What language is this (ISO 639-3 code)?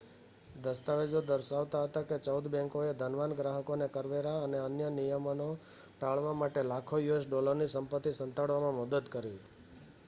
guj